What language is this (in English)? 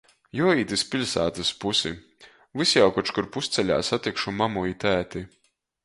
Latgalian